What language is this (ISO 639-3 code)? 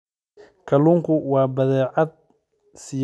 som